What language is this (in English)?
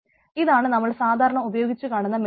Malayalam